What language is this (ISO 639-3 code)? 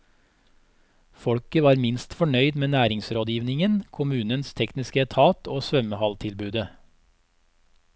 nor